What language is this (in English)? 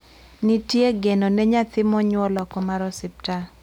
Luo (Kenya and Tanzania)